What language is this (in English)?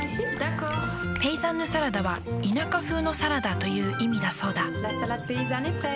Japanese